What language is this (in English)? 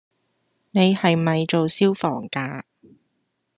Cantonese